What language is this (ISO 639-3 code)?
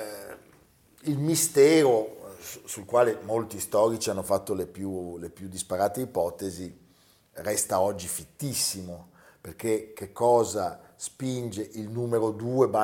ita